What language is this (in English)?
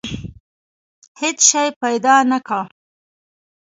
Pashto